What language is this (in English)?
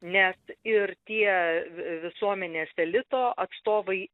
Lithuanian